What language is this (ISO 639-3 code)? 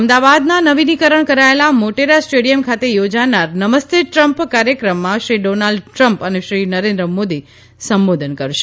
guj